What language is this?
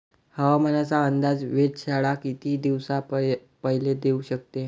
Marathi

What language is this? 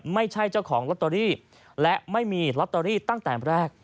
Thai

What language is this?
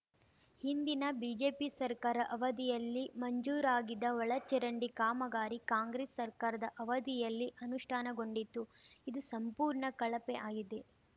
Kannada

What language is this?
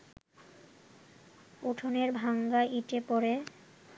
Bangla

